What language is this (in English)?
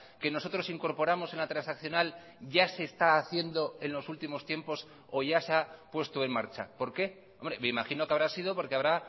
Spanish